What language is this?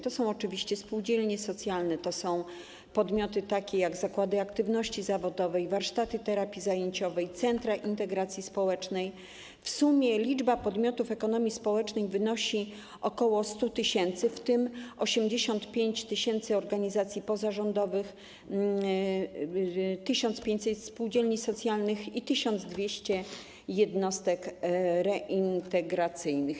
Polish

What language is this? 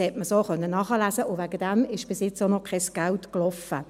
Swiss German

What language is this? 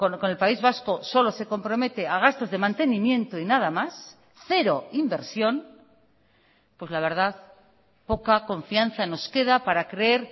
Spanish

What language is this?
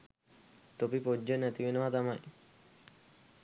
Sinhala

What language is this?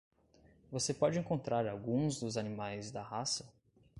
Portuguese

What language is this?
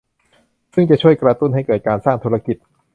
Thai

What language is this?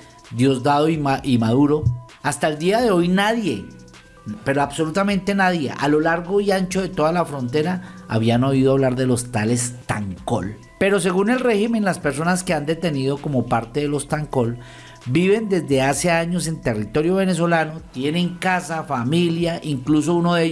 Spanish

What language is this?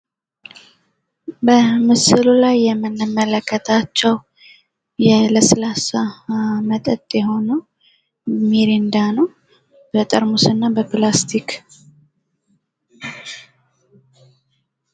Amharic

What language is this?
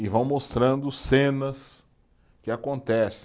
Portuguese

